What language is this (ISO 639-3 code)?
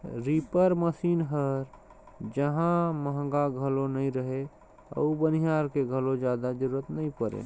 hne